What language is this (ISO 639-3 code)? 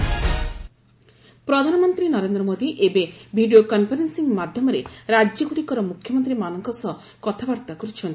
ori